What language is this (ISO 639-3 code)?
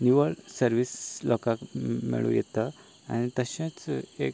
kok